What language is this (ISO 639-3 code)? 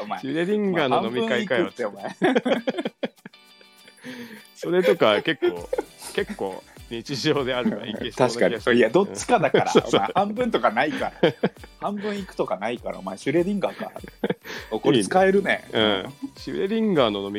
jpn